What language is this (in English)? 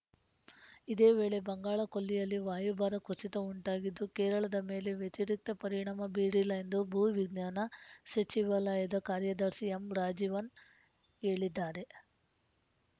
Kannada